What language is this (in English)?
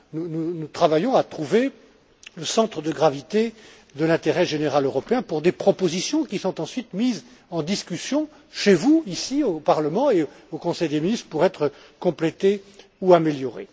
French